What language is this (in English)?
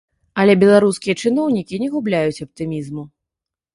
Belarusian